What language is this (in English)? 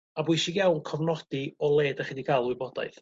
Welsh